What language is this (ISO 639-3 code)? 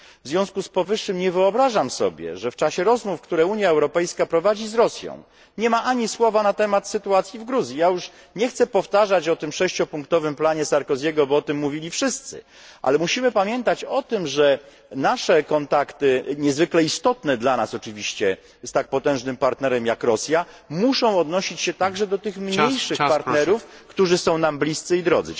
pol